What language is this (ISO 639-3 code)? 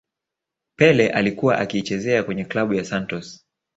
swa